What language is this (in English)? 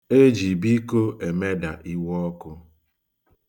Igbo